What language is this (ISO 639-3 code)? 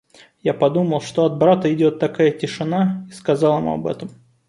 rus